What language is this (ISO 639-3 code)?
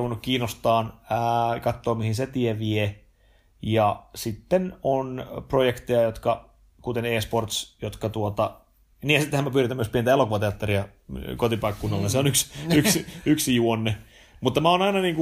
fin